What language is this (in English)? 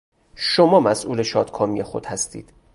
Persian